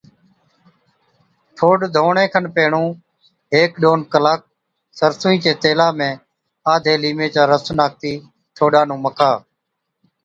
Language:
Od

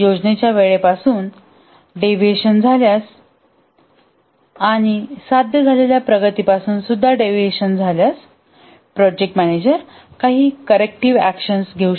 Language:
Marathi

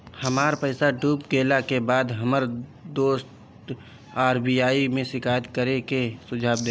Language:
Bhojpuri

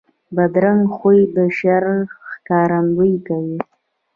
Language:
Pashto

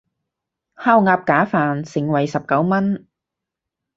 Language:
Cantonese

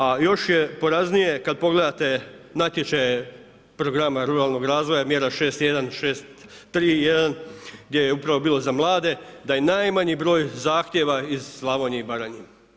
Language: Croatian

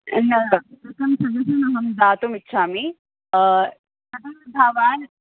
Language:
Sanskrit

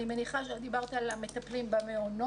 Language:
Hebrew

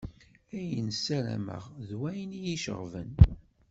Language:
Kabyle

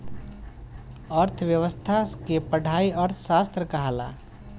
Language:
Bhojpuri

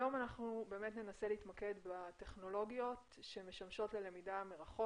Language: Hebrew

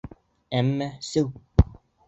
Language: Bashkir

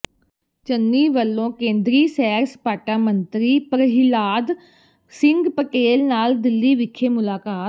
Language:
Punjabi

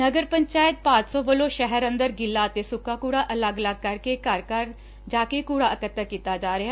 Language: Punjabi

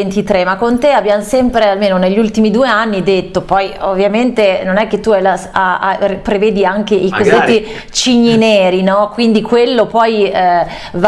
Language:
Italian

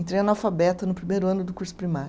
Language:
Portuguese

